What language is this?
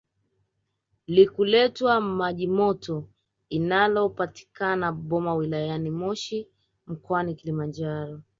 Swahili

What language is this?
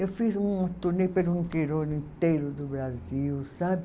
Portuguese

